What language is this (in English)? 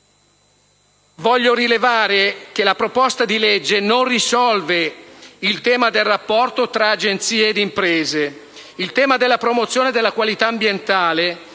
Italian